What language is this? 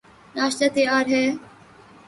Urdu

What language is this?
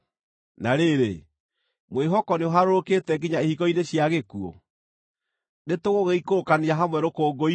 Kikuyu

